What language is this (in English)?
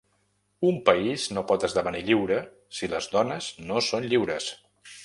Catalan